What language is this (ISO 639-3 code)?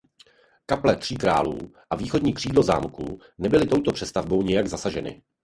ces